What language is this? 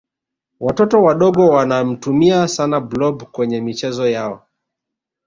Swahili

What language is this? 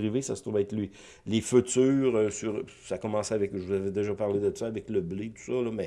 French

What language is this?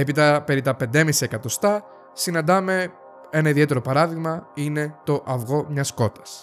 Greek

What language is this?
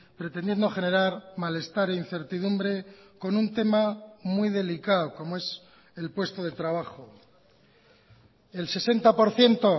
Spanish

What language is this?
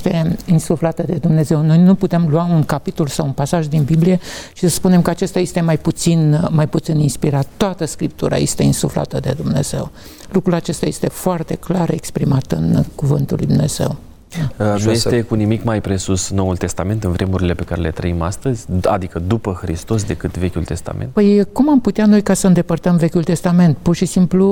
Romanian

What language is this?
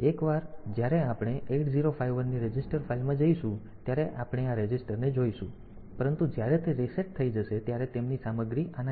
Gujarati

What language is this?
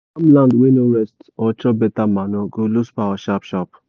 Nigerian Pidgin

